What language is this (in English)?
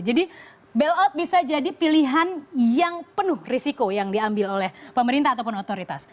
Indonesian